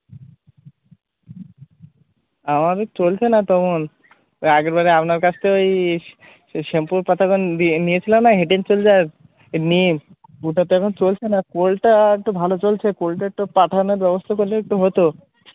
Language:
Bangla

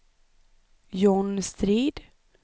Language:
Swedish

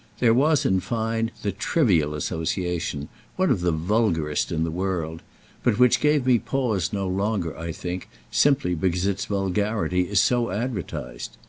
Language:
English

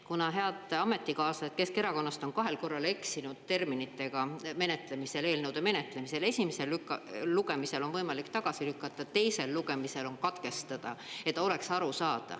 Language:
Estonian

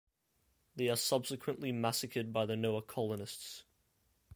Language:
English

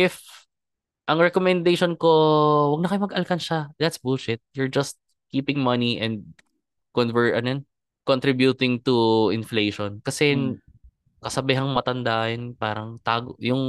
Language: Filipino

